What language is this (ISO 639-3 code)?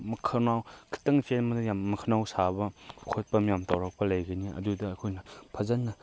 mni